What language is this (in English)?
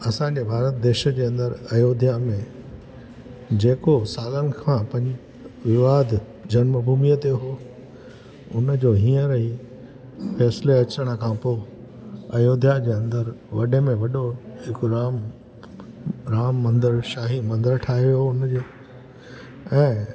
Sindhi